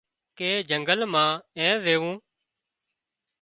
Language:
Wadiyara Koli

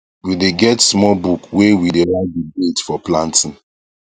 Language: Nigerian Pidgin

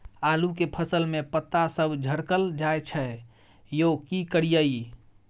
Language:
Maithili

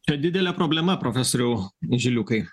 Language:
Lithuanian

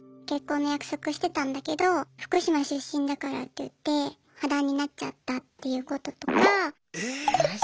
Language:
Japanese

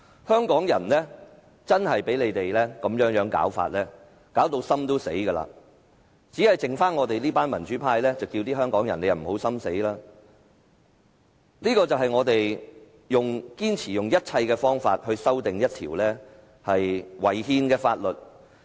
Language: Cantonese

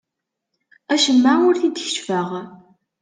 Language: Kabyle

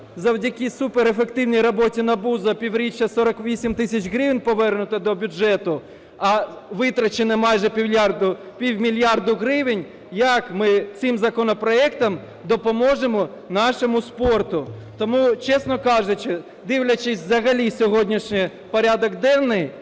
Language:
Ukrainian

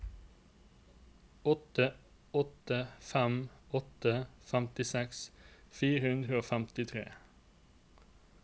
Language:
Norwegian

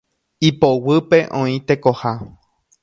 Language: Guarani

